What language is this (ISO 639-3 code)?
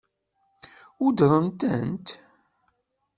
kab